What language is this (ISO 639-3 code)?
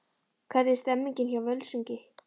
isl